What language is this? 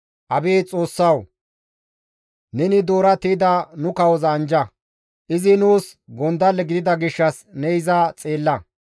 Gamo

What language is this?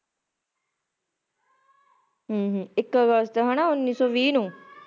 Punjabi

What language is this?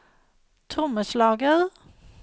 Norwegian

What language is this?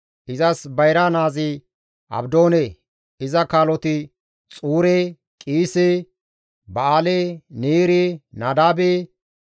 Gamo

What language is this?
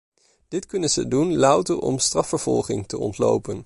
Dutch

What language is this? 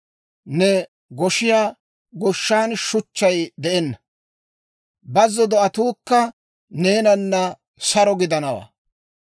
Dawro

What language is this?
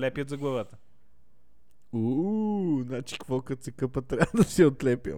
Bulgarian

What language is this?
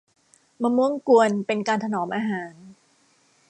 Thai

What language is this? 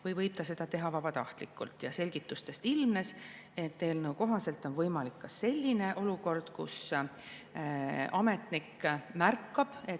Estonian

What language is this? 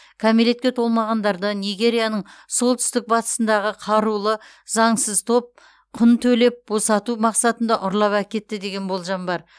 Kazakh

